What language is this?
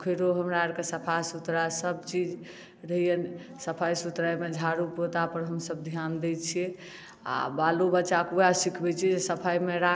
Maithili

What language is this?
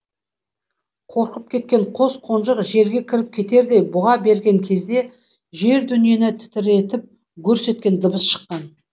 Kazakh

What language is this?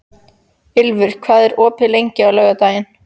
Icelandic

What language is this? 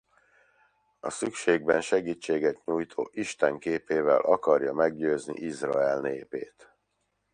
Hungarian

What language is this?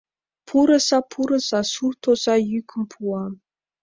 Mari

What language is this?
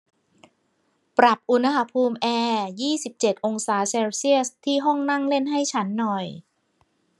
Thai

